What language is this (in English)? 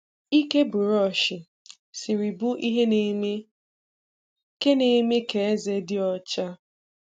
Igbo